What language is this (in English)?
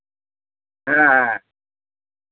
Santali